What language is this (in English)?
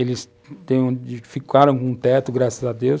Portuguese